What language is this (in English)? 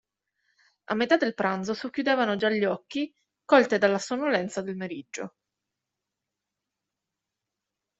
Italian